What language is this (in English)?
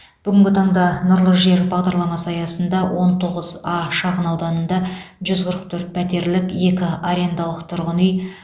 Kazakh